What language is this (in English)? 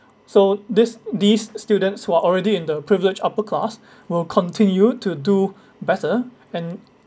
English